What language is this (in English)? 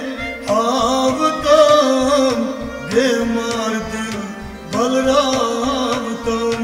Arabic